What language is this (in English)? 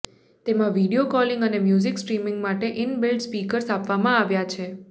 Gujarati